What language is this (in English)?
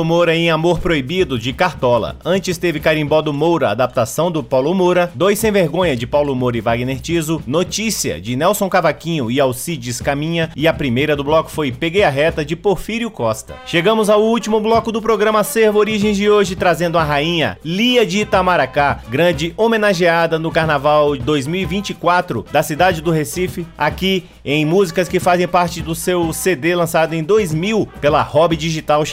Portuguese